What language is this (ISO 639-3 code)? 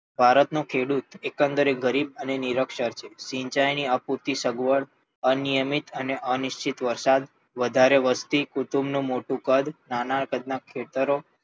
guj